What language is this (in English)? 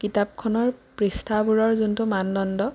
Assamese